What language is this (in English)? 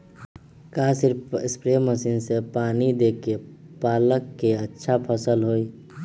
Magahi